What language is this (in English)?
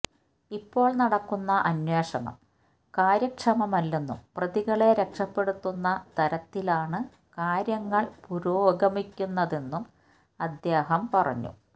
Malayalam